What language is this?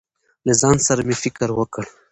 Pashto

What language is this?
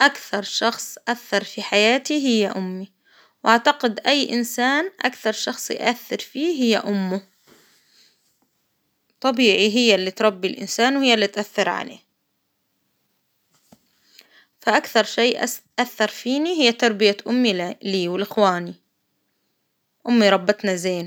Hijazi Arabic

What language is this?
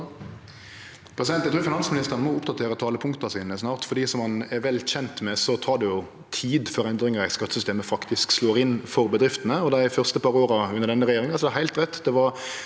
Norwegian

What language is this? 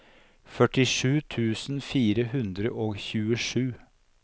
Norwegian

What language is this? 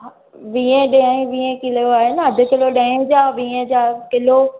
Sindhi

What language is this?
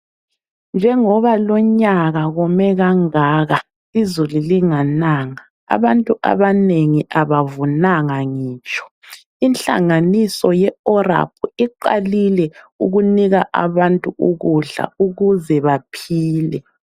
North Ndebele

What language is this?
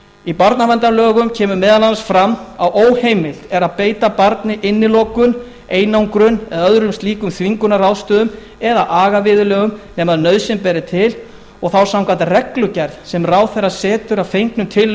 Icelandic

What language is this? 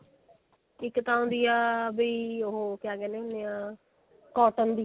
Punjabi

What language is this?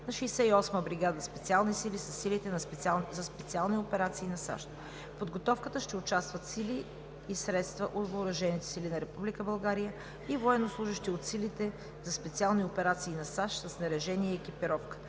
Bulgarian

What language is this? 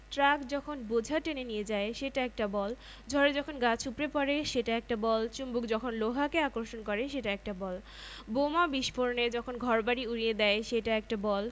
Bangla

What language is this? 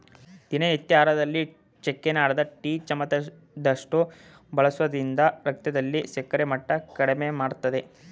Kannada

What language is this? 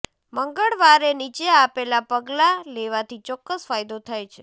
Gujarati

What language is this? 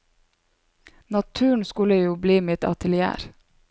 Norwegian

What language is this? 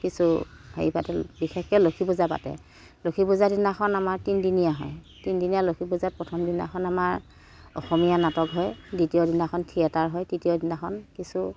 Assamese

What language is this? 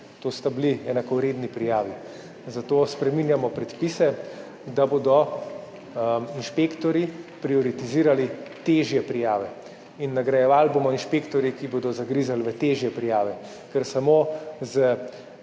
Slovenian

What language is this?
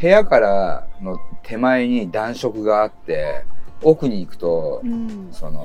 Japanese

